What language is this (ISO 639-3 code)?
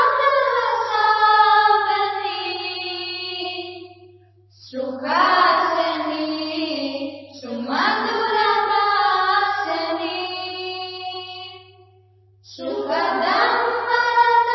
asm